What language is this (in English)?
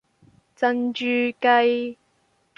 Cantonese